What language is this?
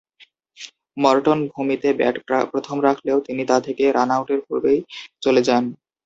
Bangla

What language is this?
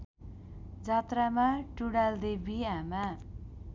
Nepali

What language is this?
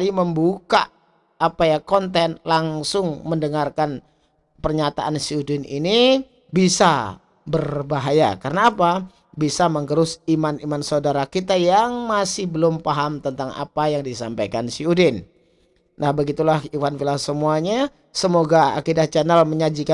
Indonesian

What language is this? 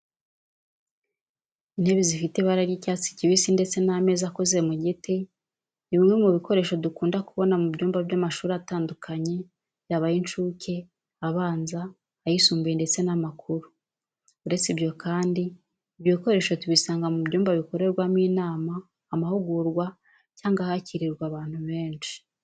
Kinyarwanda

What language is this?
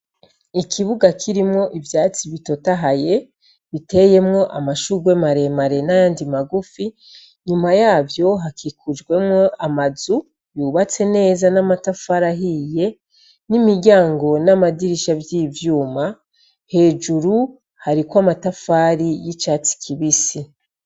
Rundi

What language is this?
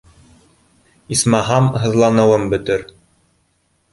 Bashkir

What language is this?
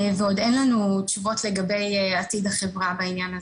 Hebrew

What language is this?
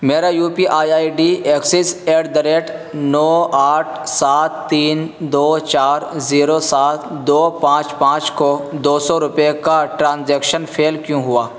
Urdu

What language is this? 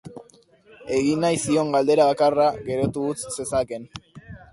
Basque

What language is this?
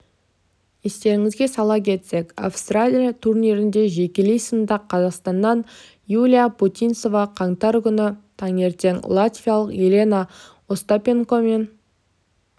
Kazakh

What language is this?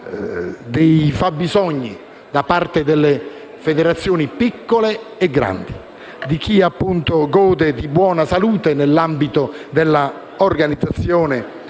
Italian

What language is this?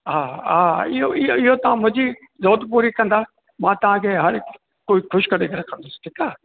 Sindhi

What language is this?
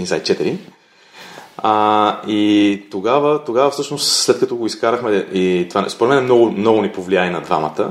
Bulgarian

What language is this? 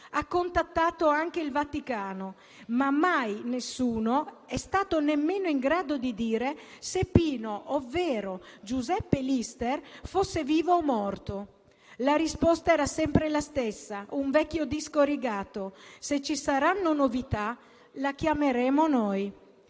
Italian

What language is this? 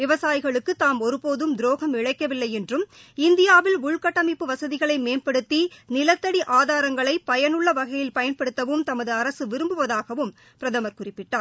Tamil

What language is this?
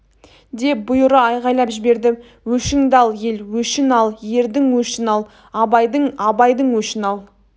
Kazakh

